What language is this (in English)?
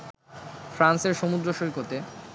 Bangla